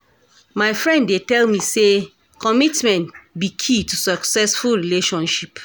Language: Nigerian Pidgin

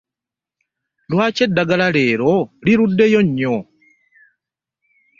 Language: Ganda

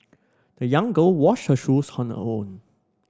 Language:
English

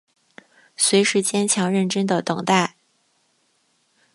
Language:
Chinese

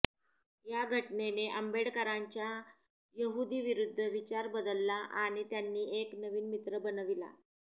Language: Marathi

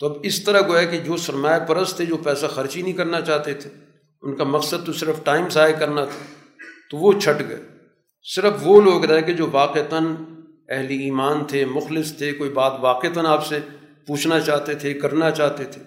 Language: Urdu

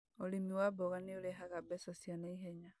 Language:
Kikuyu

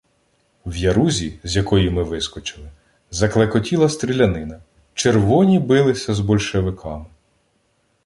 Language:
Ukrainian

